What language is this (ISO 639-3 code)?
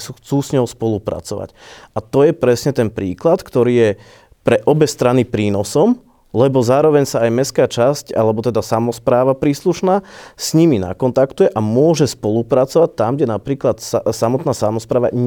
slk